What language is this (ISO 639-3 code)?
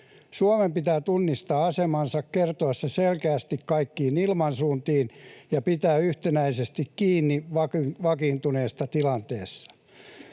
fin